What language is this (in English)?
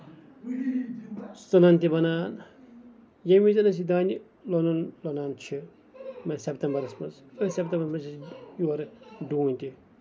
Kashmiri